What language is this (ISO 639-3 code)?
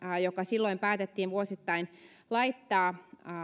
fin